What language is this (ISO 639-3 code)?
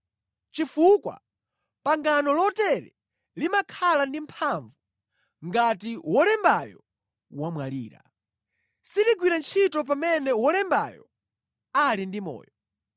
nya